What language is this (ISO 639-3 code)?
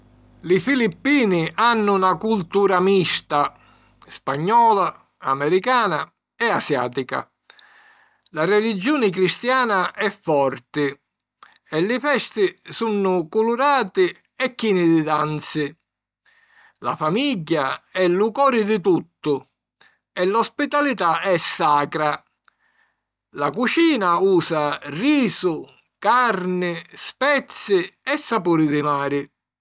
scn